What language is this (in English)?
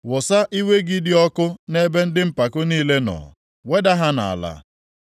Igbo